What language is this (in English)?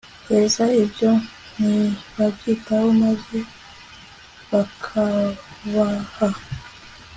Kinyarwanda